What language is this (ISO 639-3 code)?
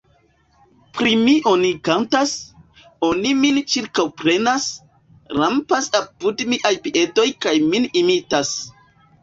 epo